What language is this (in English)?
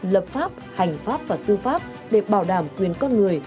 Vietnamese